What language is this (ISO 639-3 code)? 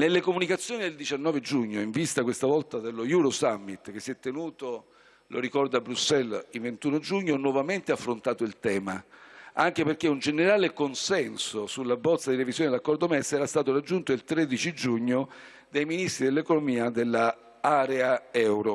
ita